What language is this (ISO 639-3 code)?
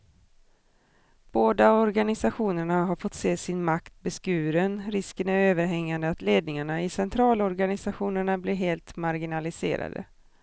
swe